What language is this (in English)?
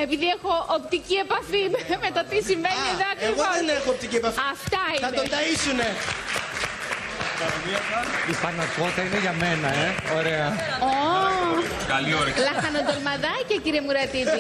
Greek